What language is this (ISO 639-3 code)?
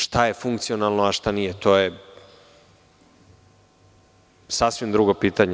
srp